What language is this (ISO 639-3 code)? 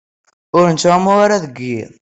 kab